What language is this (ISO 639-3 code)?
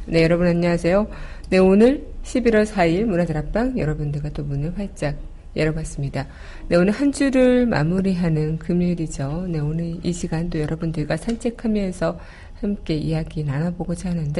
kor